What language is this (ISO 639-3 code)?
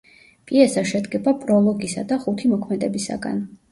kat